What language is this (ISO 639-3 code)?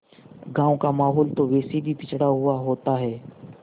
hin